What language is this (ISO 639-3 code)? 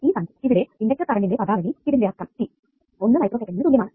mal